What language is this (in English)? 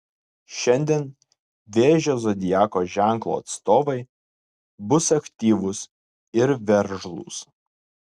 Lithuanian